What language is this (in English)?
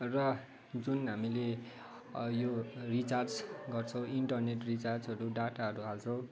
Nepali